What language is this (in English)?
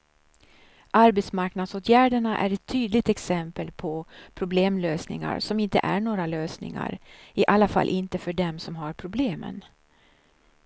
Swedish